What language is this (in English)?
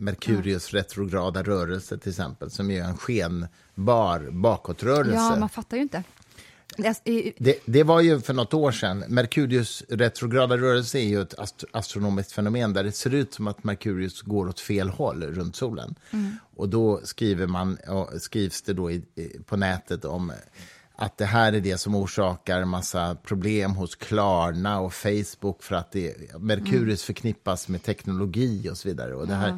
Swedish